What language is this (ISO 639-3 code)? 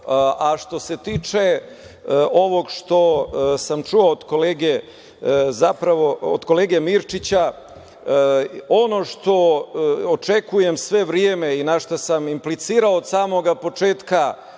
srp